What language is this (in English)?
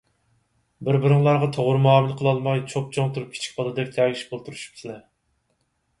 Uyghur